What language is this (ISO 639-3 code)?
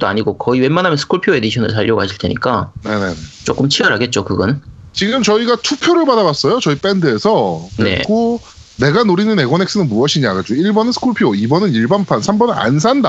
kor